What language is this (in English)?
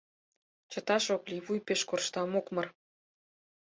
Mari